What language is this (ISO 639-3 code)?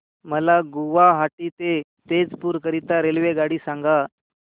mar